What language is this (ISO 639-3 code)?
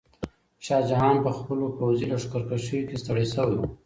pus